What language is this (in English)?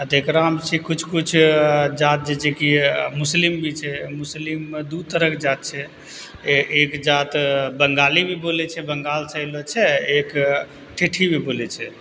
Maithili